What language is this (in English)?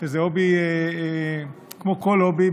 Hebrew